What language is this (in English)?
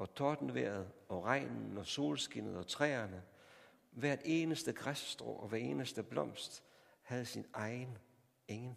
Danish